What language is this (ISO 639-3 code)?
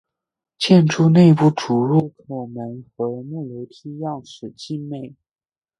zho